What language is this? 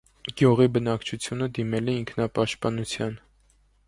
Armenian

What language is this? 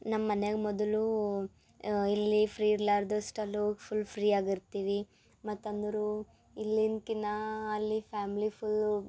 Kannada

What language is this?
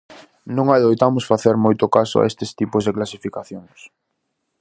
Galician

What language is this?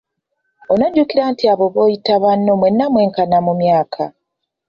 Ganda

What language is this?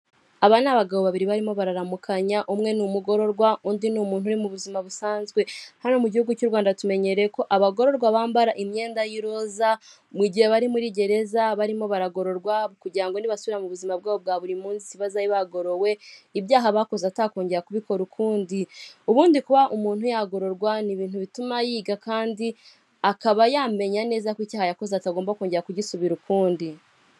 Kinyarwanda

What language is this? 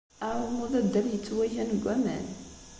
Kabyle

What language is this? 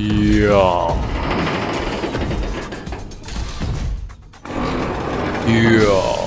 Polish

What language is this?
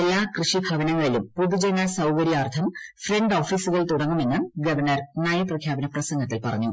Malayalam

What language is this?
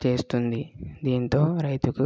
Telugu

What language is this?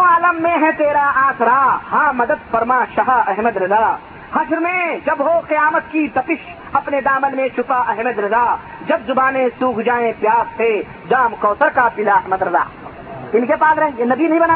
Urdu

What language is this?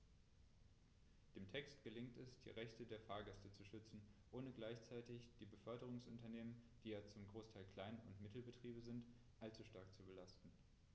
German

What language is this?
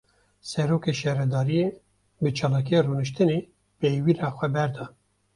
Kurdish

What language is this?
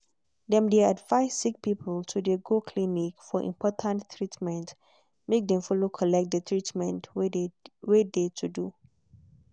Nigerian Pidgin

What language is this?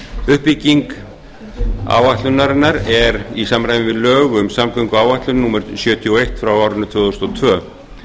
Icelandic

